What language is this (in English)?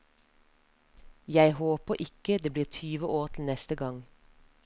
Norwegian